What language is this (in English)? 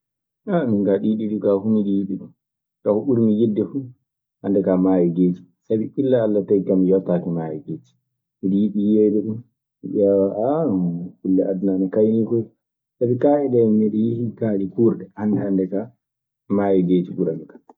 Maasina Fulfulde